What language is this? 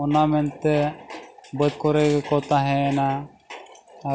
Santali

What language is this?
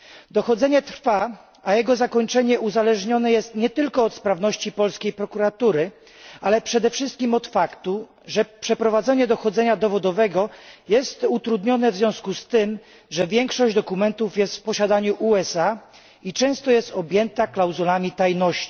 Polish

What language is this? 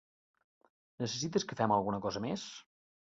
Catalan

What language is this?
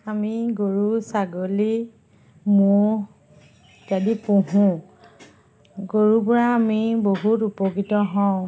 Assamese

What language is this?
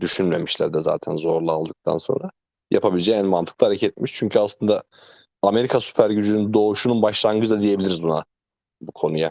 Turkish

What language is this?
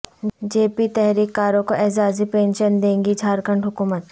Urdu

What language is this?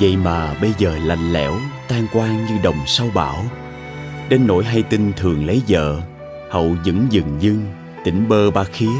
Vietnamese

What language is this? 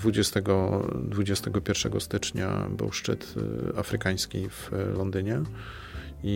Polish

